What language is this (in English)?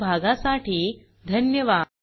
Marathi